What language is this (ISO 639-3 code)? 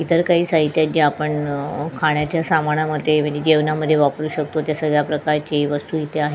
mar